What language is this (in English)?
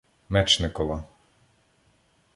Ukrainian